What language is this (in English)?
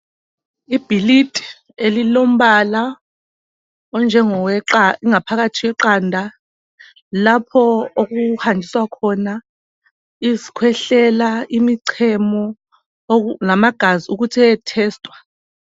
North Ndebele